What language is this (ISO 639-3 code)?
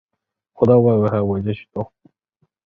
zho